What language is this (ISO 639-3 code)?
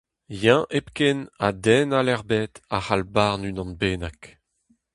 bre